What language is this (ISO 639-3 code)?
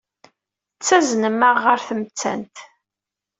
kab